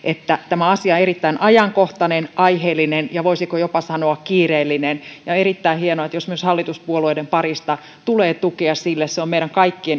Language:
Finnish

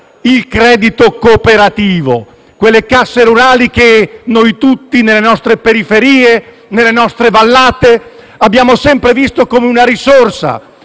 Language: Italian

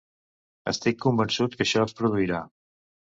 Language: Catalan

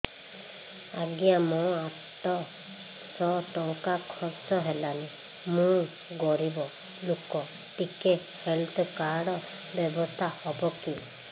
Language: Odia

